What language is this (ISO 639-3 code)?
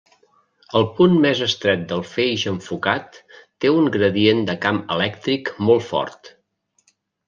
cat